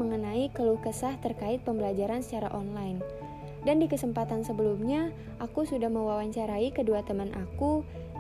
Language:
Indonesian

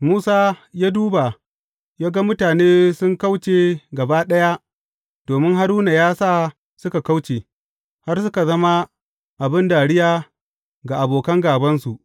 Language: Hausa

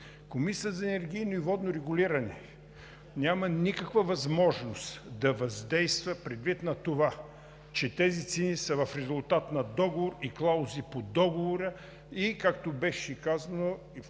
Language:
Bulgarian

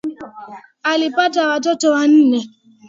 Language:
Swahili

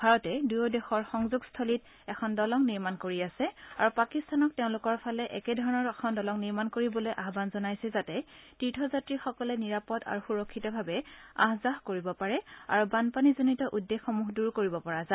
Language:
Assamese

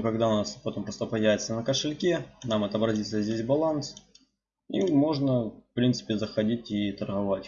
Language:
Russian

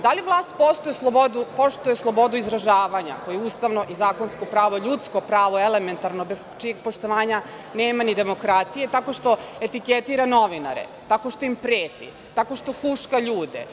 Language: Serbian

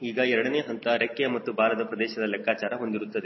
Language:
Kannada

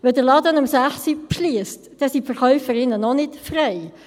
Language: Swiss German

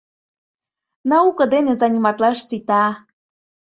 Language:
Mari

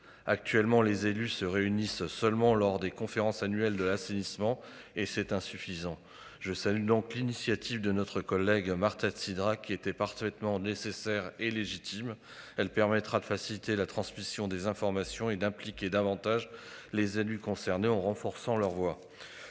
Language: French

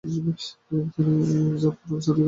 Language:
Bangla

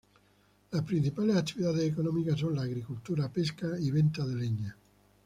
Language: Spanish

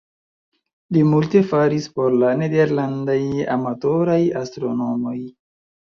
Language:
Esperanto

